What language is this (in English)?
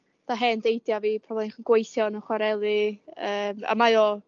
Welsh